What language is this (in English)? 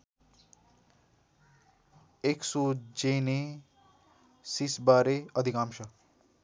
Nepali